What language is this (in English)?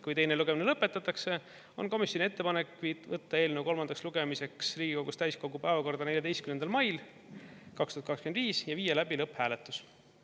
Estonian